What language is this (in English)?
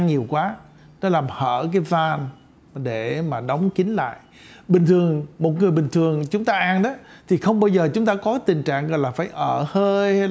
Vietnamese